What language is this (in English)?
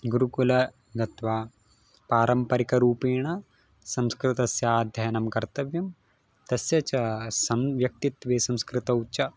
Sanskrit